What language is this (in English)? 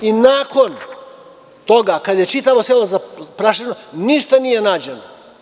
Serbian